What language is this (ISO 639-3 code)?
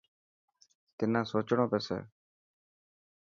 mki